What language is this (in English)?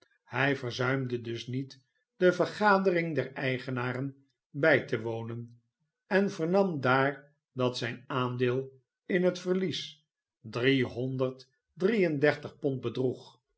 Dutch